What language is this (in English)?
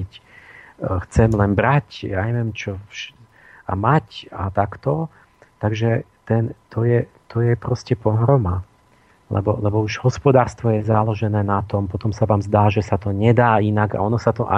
Slovak